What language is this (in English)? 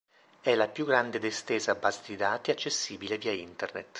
Italian